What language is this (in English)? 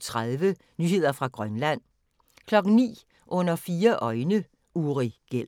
Danish